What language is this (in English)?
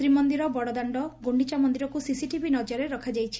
Odia